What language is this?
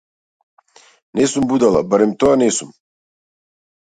Macedonian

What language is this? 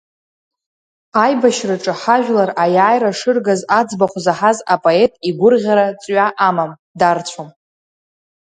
Abkhazian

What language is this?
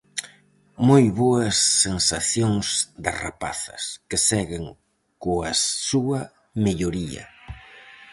Galician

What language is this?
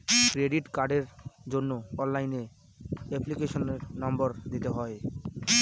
Bangla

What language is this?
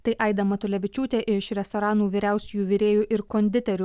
Lithuanian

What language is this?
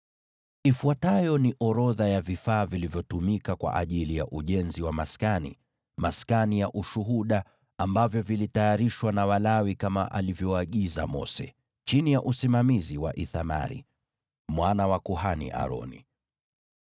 Swahili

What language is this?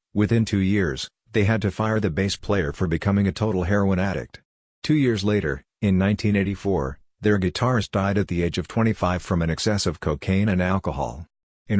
English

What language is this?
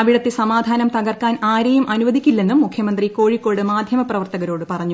Malayalam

